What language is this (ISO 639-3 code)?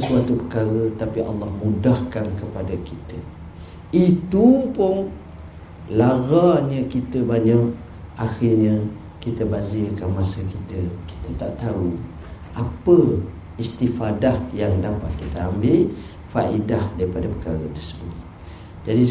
msa